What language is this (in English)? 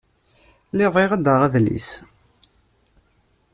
Kabyle